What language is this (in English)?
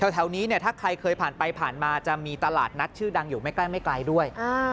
Thai